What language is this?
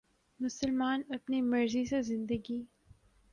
Urdu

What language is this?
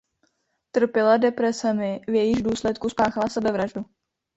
Czech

